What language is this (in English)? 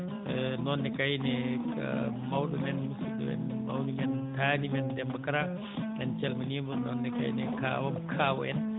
Fula